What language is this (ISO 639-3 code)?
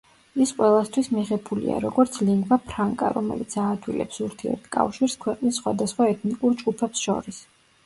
kat